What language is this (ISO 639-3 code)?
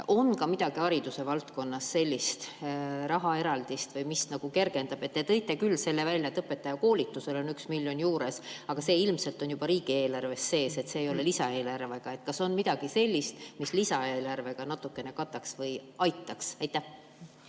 est